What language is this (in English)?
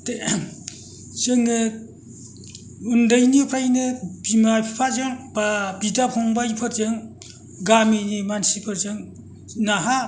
Bodo